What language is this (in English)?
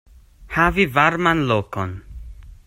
Esperanto